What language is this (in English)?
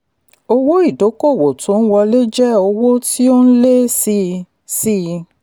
Yoruba